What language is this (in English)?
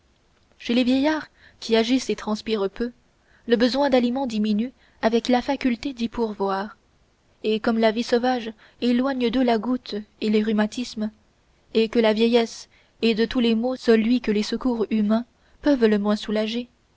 French